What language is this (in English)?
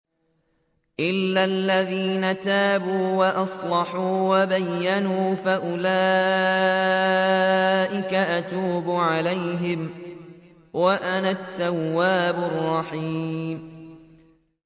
Arabic